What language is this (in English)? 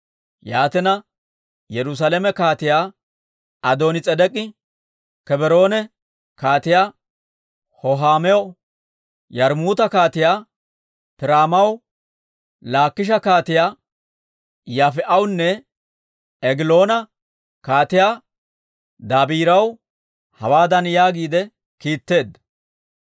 Dawro